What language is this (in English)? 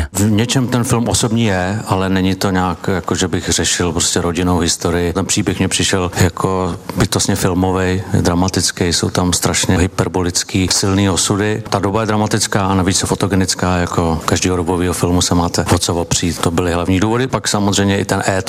Czech